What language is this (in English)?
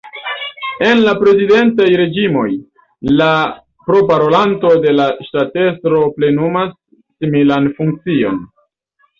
Esperanto